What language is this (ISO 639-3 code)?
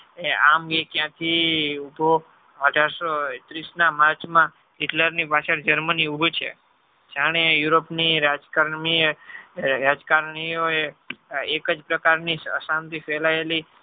guj